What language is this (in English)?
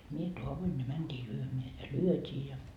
Finnish